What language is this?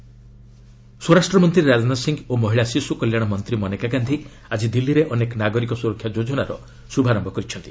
Odia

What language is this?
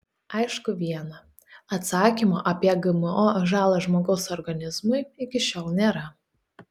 Lithuanian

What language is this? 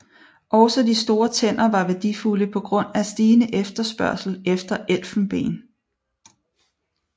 Danish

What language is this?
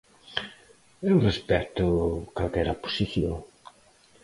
Galician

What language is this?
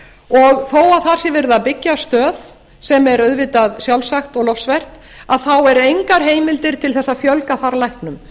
Icelandic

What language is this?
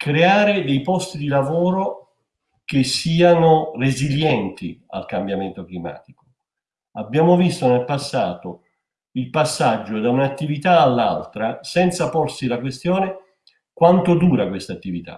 Italian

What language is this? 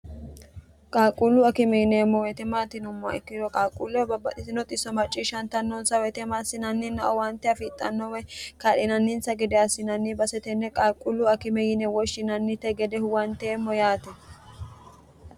Sidamo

